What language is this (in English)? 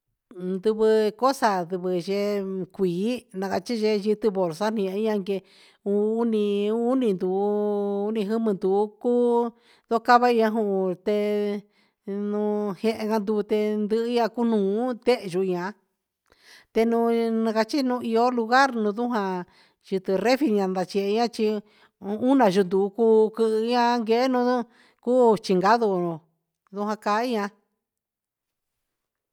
Huitepec Mixtec